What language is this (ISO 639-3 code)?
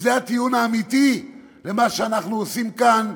heb